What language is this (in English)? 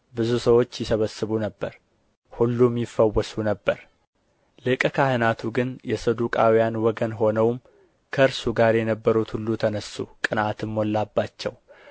Amharic